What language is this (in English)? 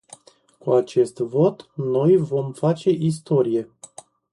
Romanian